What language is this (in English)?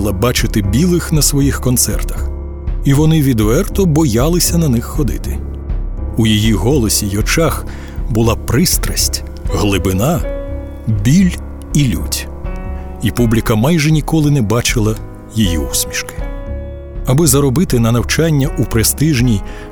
Ukrainian